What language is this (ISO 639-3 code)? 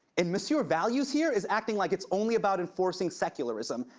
eng